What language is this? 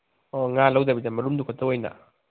Manipuri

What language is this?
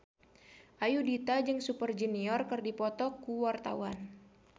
Sundanese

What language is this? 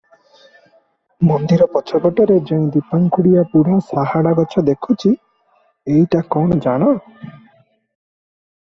Odia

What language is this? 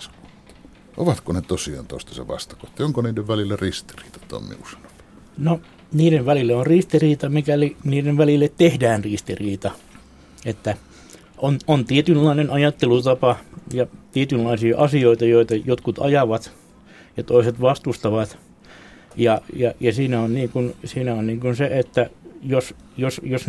Finnish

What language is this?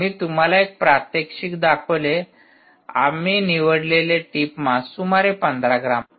Marathi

